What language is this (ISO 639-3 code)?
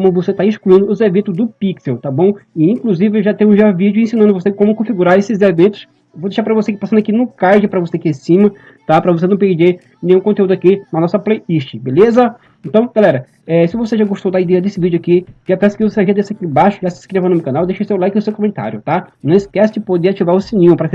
por